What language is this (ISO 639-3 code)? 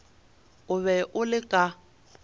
nso